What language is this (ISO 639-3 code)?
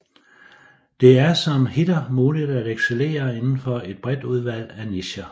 dan